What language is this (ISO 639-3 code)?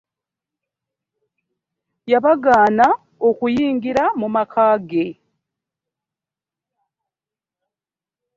lug